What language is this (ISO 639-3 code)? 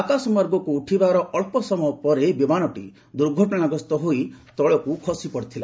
ori